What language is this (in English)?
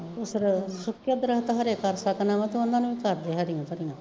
Punjabi